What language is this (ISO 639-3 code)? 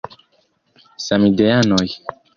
epo